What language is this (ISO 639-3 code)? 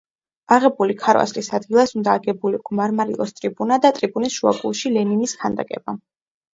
kat